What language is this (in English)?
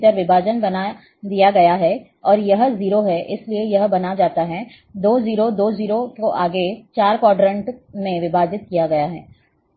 Hindi